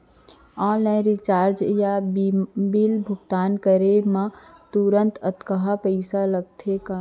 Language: Chhattisgarhi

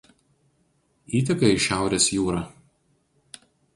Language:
Lithuanian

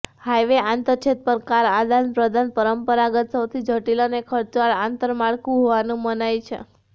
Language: Gujarati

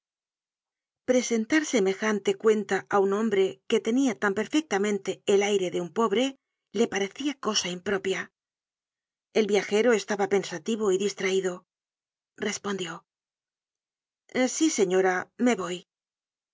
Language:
Spanish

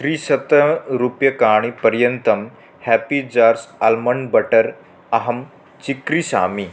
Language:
Sanskrit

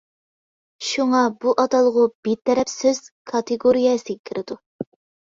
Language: Uyghur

